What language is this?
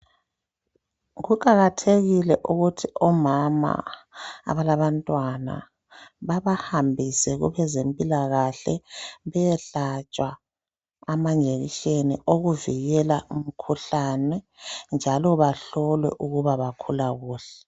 North Ndebele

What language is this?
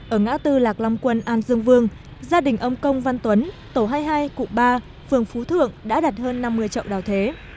Vietnamese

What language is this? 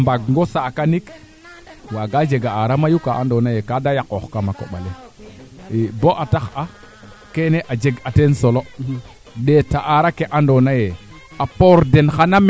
Serer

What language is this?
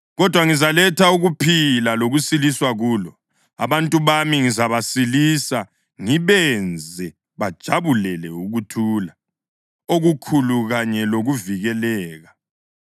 North Ndebele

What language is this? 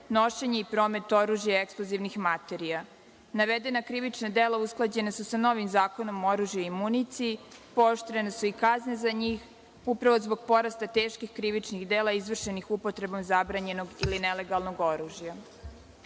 Serbian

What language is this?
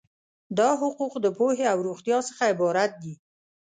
Pashto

